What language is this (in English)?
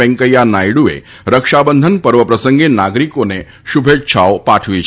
Gujarati